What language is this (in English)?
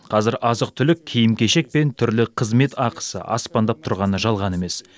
Kazakh